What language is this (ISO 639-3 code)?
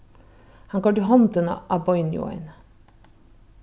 fao